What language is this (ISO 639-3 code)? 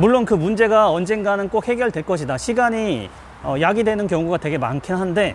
kor